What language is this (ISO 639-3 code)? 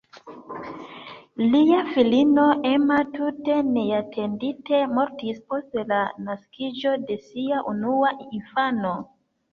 epo